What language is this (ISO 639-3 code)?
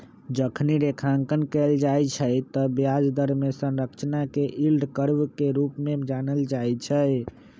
mag